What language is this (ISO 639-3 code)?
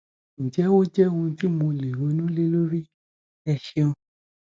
yor